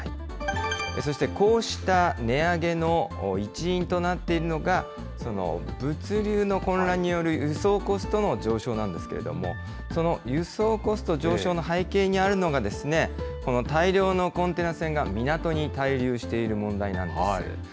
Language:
Japanese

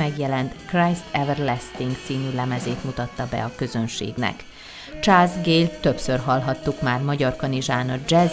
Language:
Hungarian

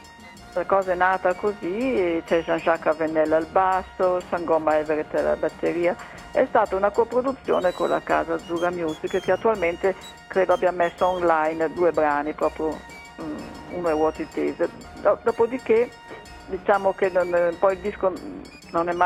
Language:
Italian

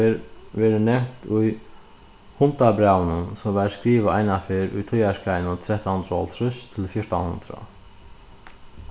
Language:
Faroese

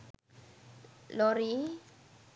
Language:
Sinhala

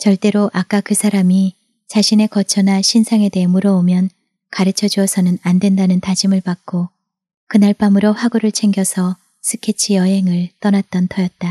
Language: Korean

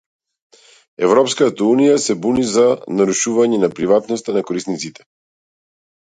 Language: Macedonian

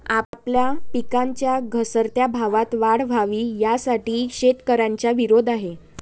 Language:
Marathi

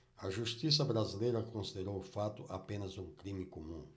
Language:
Portuguese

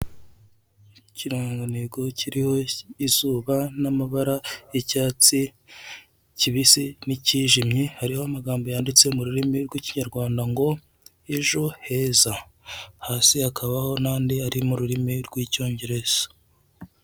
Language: Kinyarwanda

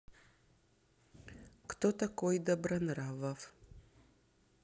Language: Russian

